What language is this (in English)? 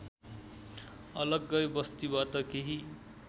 Nepali